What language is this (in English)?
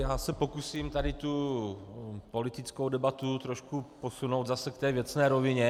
Czech